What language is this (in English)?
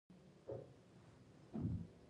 Pashto